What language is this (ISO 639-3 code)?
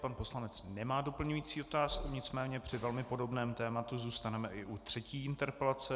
ces